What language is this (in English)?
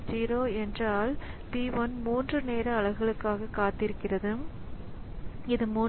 Tamil